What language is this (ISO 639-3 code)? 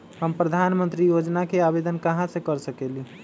mag